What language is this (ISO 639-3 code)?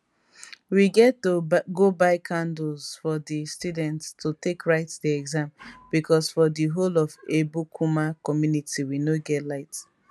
pcm